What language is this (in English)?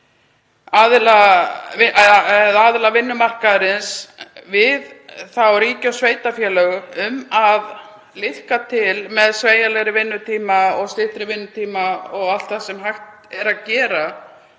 Icelandic